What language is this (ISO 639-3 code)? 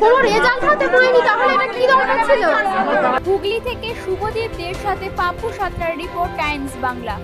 hin